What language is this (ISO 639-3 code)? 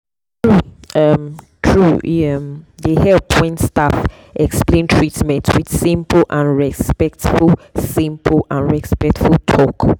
pcm